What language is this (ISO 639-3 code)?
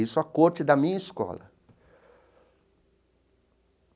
por